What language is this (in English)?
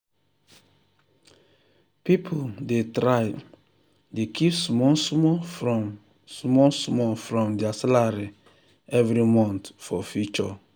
Nigerian Pidgin